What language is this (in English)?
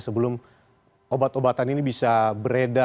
Indonesian